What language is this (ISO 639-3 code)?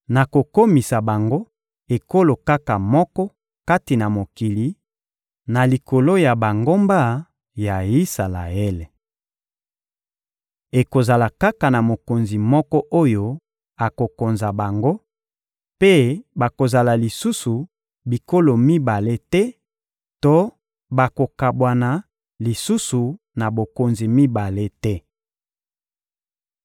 lin